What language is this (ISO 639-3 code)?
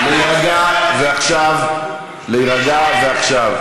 heb